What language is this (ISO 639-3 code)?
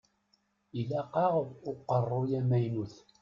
kab